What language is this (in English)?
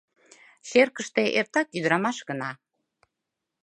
Mari